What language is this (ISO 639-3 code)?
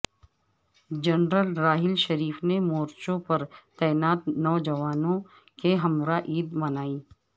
urd